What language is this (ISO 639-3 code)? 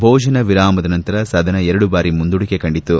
kan